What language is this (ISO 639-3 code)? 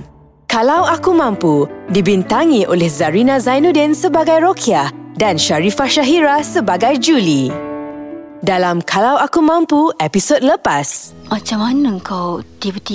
msa